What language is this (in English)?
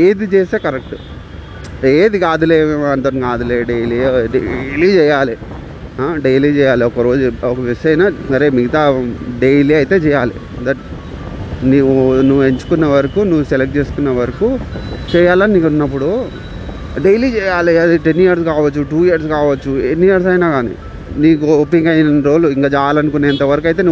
Telugu